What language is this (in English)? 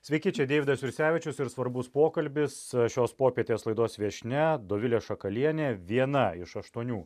Lithuanian